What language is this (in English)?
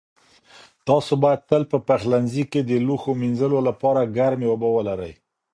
Pashto